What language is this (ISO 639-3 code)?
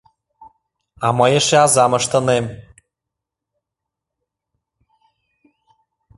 chm